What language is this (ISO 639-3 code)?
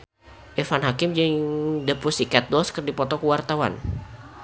sun